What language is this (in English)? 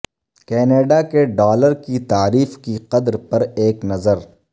Urdu